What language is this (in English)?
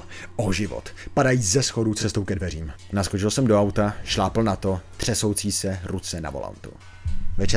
Czech